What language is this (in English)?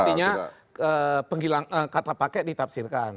Indonesian